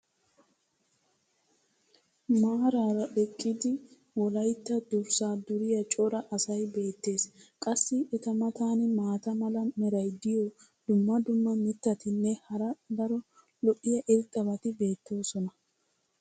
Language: Wolaytta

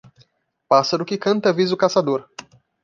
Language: Portuguese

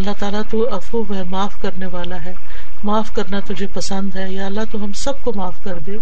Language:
Urdu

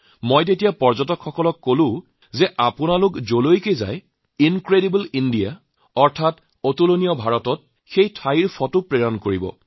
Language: Assamese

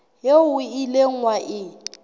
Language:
Southern Sotho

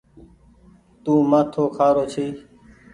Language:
Goaria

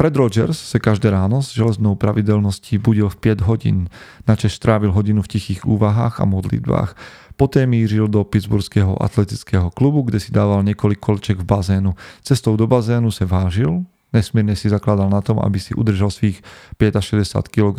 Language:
Slovak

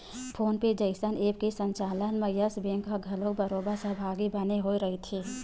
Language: Chhattisgarhi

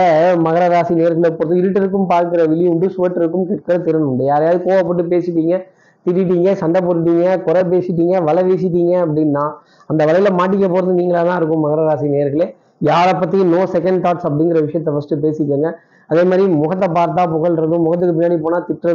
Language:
Tamil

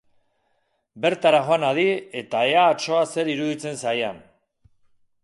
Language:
Basque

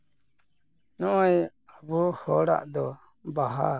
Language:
Santali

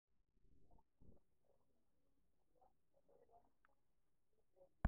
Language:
Masai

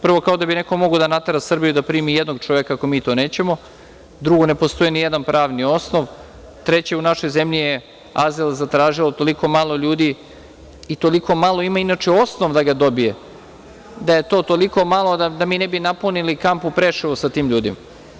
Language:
Serbian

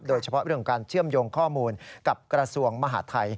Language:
Thai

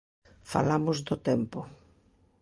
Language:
Galician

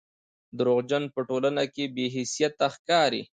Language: Pashto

